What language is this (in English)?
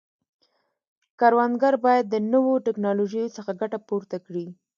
Pashto